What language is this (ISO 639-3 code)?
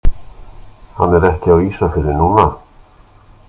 isl